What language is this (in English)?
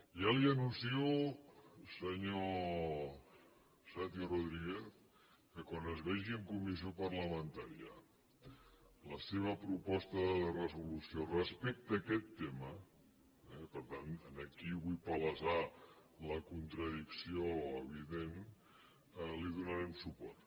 Catalan